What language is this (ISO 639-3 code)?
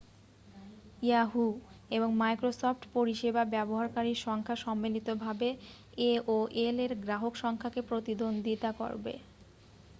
ben